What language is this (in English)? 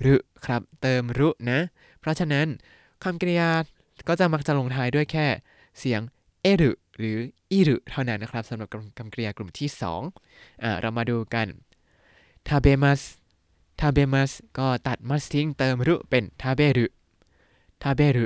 Thai